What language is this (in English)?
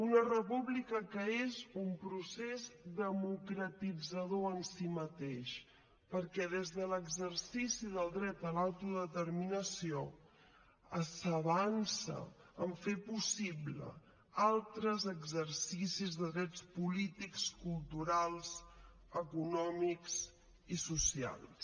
Catalan